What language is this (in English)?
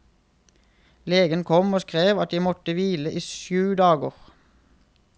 Norwegian